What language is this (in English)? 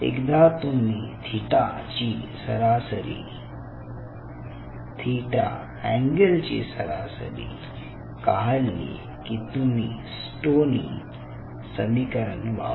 Marathi